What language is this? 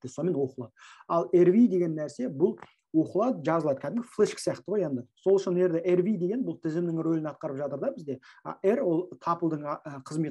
Turkish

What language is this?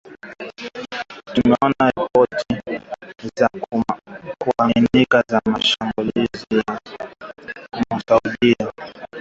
Swahili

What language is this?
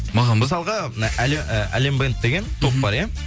Kazakh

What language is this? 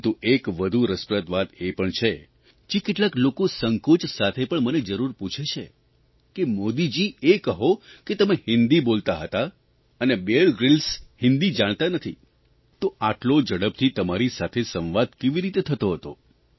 Gujarati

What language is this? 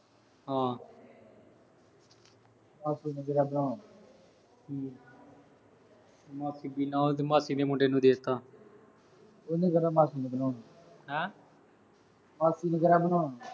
Punjabi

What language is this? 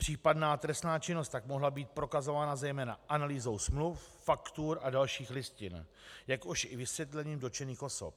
Czech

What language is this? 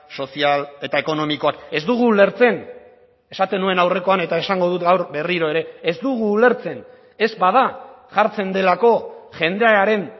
Basque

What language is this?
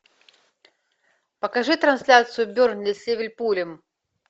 Russian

